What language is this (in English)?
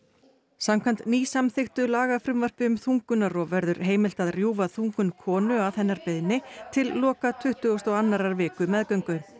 Icelandic